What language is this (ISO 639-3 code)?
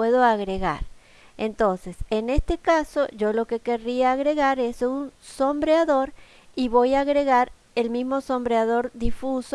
spa